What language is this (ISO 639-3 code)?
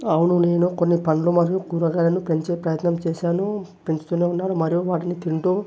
tel